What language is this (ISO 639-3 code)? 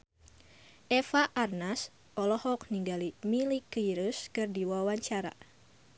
sun